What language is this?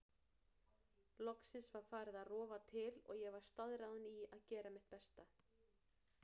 Icelandic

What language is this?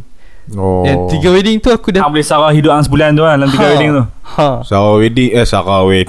Malay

